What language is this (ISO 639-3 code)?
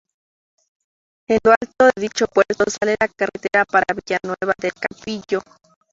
spa